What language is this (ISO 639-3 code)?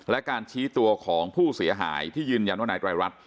tha